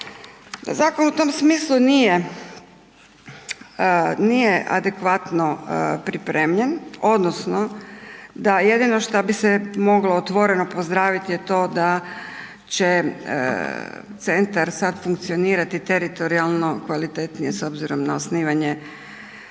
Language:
Croatian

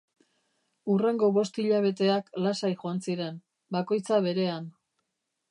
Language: Basque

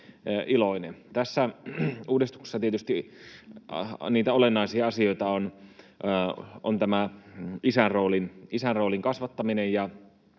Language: Finnish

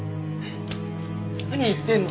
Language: Japanese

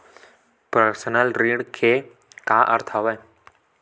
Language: Chhattisgarhi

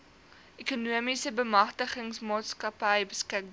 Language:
Afrikaans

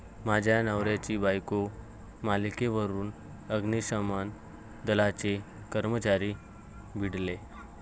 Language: Marathi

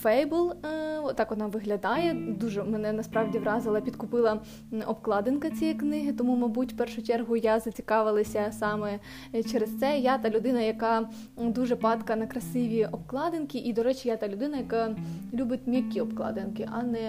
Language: Ukrainian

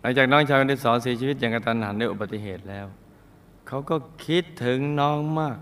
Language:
Thai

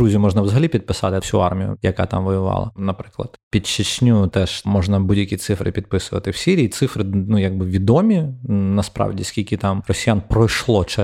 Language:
Ukrainian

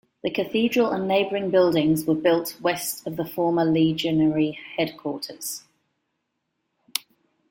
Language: English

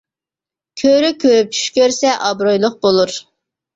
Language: Uyghur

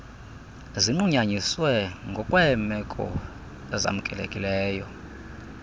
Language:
Xhosa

